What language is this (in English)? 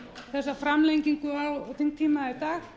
Icelandic